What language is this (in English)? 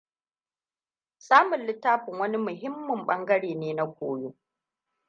Hausa